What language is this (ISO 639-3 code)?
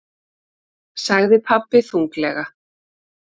isl